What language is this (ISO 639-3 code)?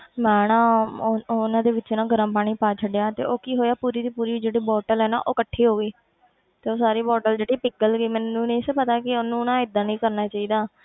pan